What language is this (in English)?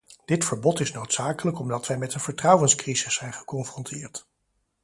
Dutch